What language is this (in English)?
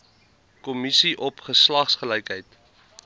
Afrikaans